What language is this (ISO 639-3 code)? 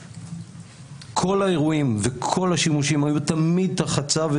heb